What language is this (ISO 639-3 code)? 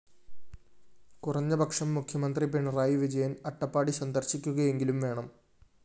mal